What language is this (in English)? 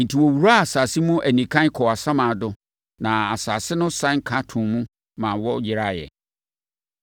Akan